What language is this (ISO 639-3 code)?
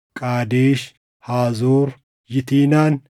orm